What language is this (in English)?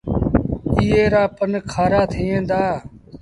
Sindhi Bhil